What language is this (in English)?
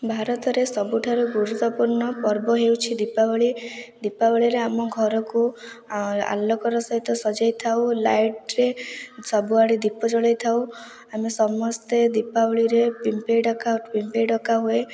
Odia